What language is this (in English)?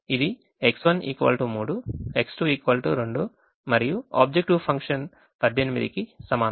Telugu